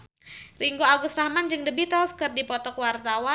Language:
Sundanese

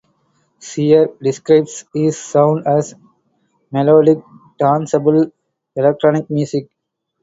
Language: English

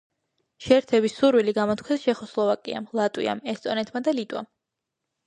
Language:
Georgian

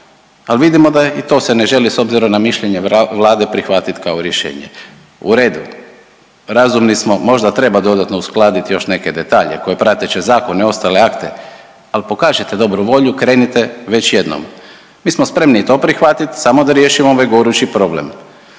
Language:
Croatian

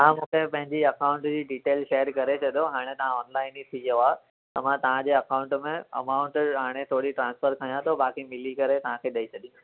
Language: Sindhi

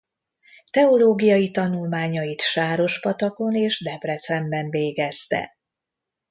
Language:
Hungarian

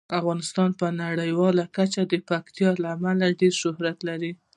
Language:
Pashto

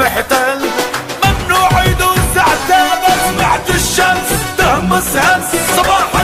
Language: Arabic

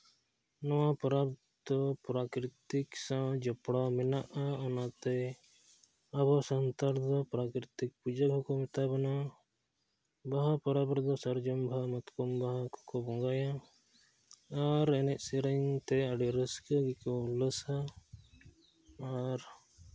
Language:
Santali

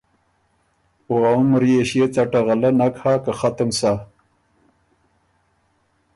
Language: Ormuri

